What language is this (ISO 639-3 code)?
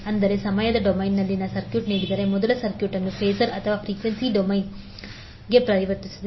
kan